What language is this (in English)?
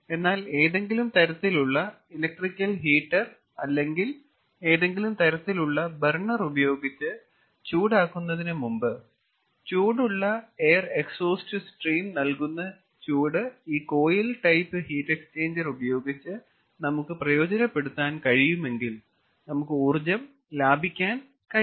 Malayalam